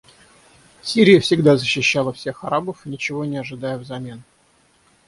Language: Russian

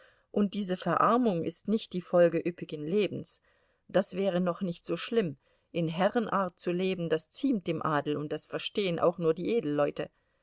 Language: German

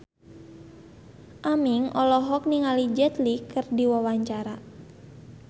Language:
Sundanese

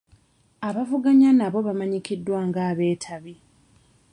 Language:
Ganda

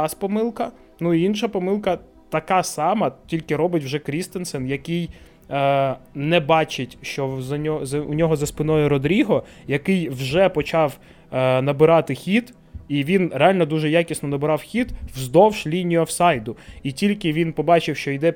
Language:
Ukrainian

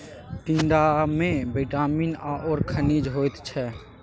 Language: Maithili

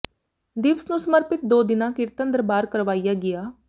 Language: Punjabi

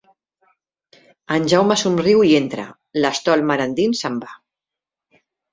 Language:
Catalan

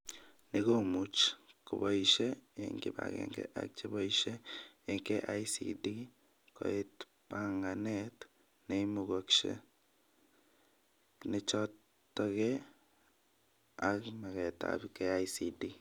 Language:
Kalenjin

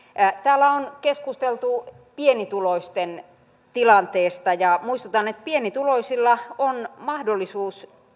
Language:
Finnish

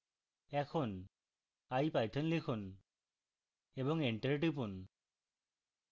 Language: Bangla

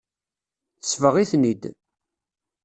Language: Kabyle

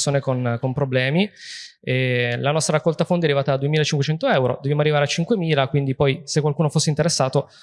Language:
Italian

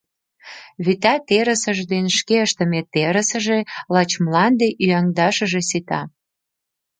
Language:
Mari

